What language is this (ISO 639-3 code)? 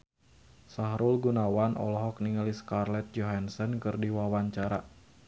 sun